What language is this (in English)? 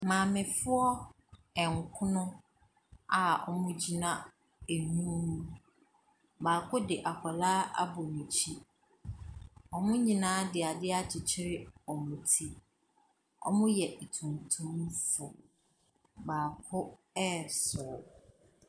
Akan